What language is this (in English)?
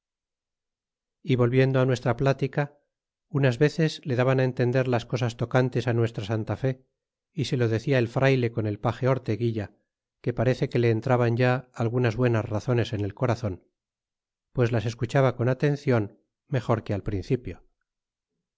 Spanish